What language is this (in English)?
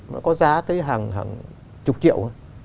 Vietnamese